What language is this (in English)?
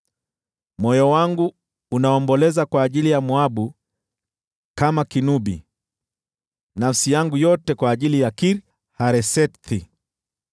Swahili